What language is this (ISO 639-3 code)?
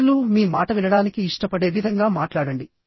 tel